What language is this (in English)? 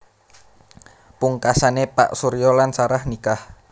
Javanese